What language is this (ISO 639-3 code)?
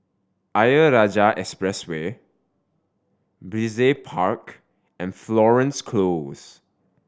eng